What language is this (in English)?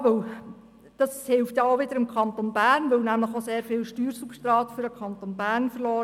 Swiss German